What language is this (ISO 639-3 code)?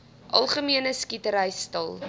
afr